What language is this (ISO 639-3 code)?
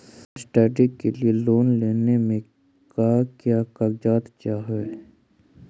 mag